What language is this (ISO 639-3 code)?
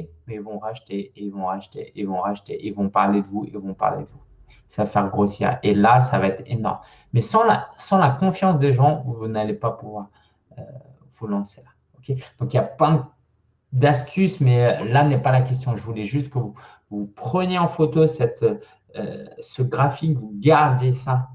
fra